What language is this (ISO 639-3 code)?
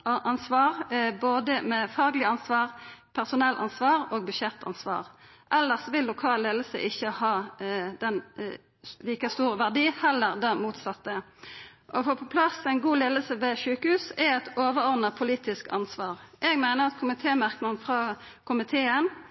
nno